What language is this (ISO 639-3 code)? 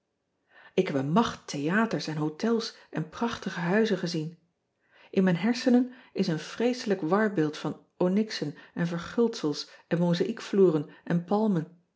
nld